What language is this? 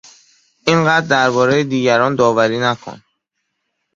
Persian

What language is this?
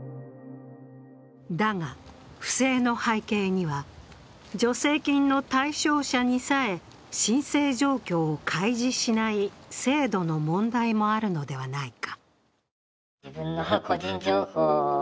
Japanese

